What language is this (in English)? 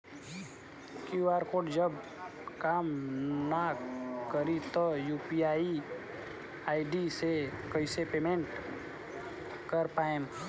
Bhojpuri